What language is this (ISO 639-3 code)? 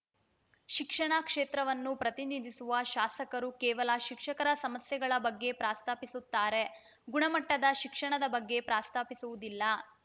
kan